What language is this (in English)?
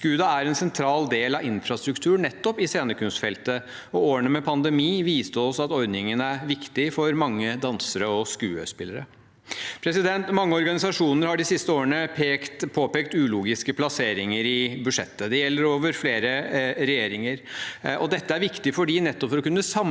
Norwegian